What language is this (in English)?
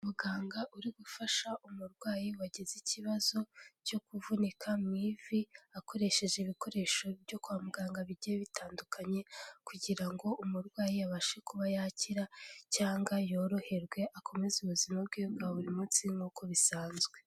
Kinyarwanda